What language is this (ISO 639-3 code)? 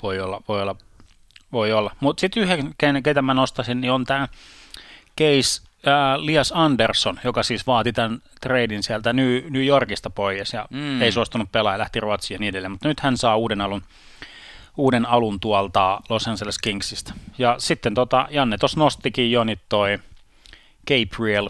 fin